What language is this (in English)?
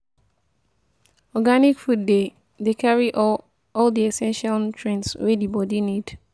Nigerian Pidgin